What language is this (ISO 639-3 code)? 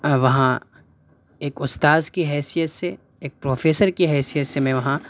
urd